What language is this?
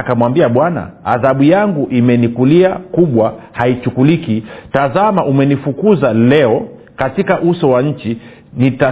Swahili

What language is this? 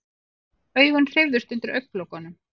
Icelandic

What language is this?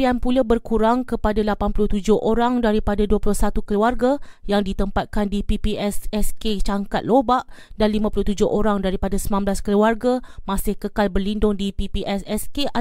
Malay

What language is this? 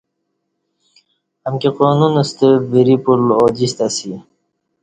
Kati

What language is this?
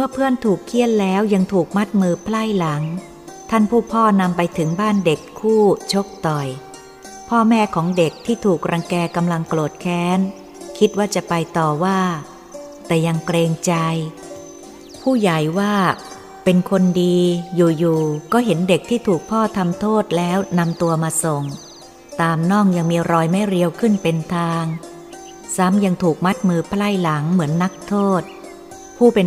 Thai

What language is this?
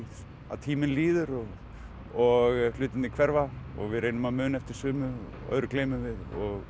Icelandic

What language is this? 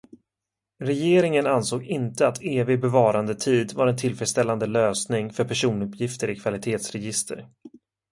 Swedish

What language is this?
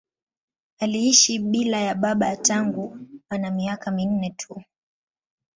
Swahili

